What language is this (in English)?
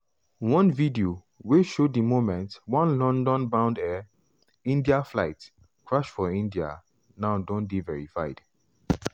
Nigerian Pidgin